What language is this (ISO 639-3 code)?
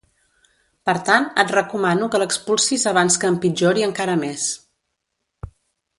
cat